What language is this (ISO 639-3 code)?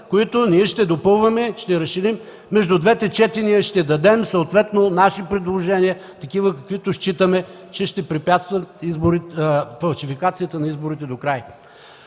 bul